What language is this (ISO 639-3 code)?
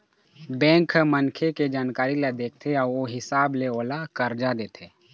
hne